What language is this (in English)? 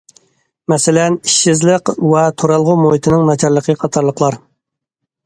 Uyghur